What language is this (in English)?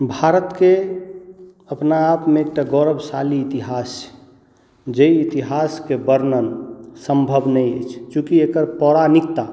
Maithili